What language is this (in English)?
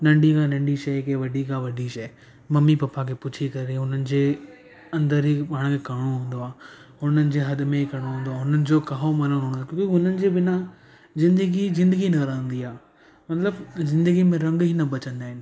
Sindhi